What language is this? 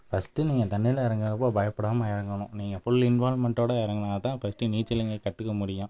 Tamil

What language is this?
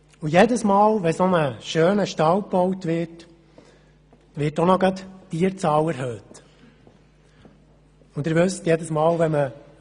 Swiss German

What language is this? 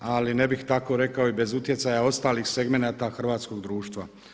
Croatian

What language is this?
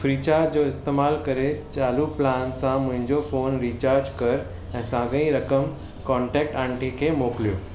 Sindhi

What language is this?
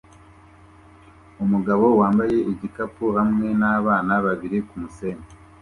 Kinyarwanda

